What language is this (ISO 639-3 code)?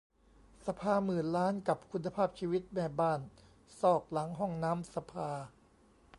tha